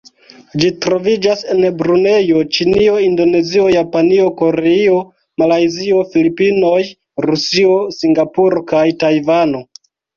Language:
Esperanto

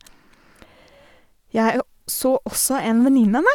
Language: Norwegian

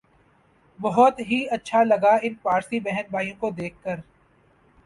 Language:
Urdu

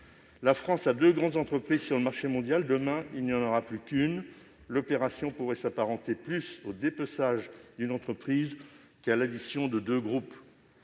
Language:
French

